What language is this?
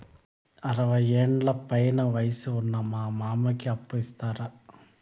Telugu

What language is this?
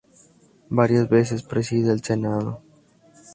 Spanish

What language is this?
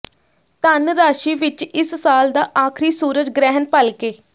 Punjabi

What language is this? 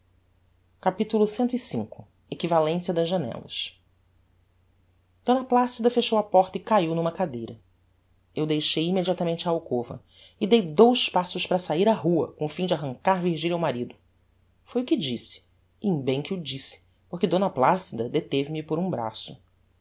Portuguese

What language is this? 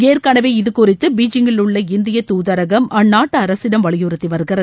Tamil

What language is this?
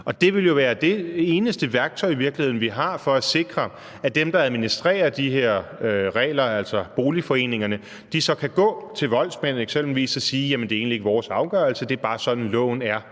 Danish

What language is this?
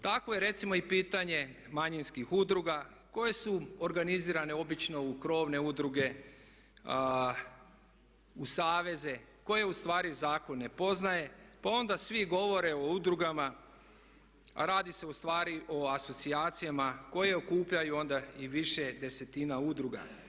Croatian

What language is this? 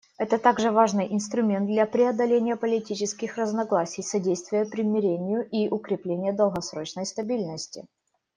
Russian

